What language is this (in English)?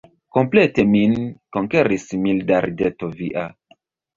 Esperanto